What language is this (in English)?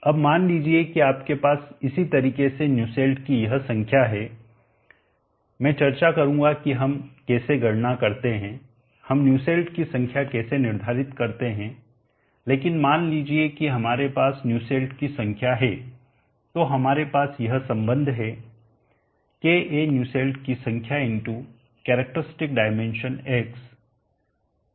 Hindi